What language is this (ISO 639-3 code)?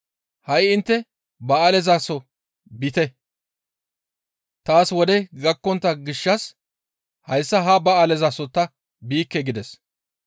gmv